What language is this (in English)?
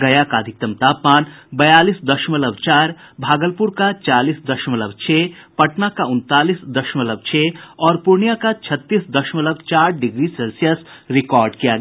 Hindi